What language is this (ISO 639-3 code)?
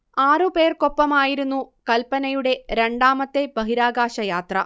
mal